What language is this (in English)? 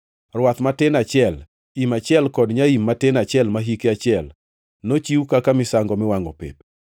Luo (Kenya and Tanzania)